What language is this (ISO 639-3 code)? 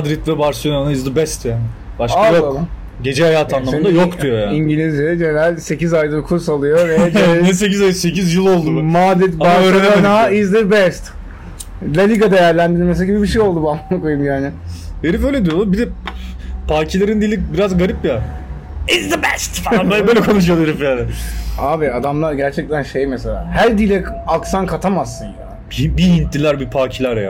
tur